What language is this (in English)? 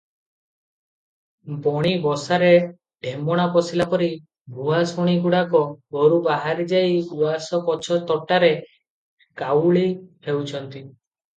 Odia